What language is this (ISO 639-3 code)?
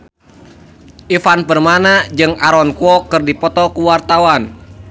sun